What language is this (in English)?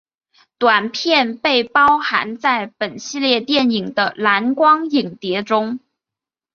Chinese